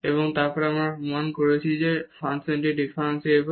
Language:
Bangla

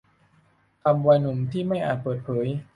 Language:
Thai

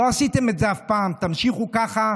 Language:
Hebrew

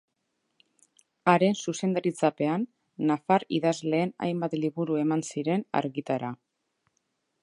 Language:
Basque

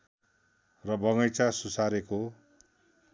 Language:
Nepali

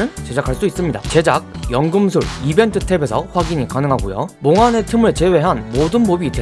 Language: Korean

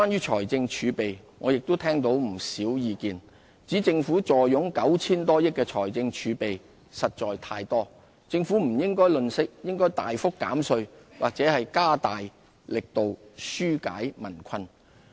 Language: Cantonese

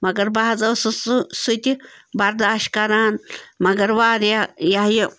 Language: Kashmiri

